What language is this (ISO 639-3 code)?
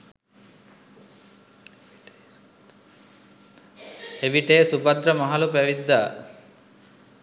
sin